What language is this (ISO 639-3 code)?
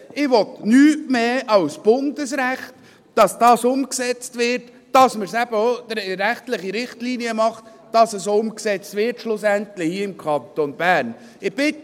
gsw